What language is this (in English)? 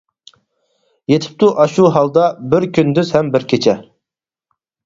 Uyghur